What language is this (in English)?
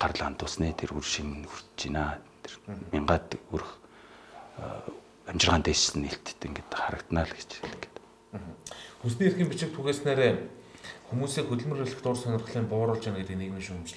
Korean